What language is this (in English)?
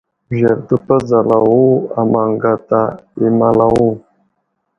Wuzlam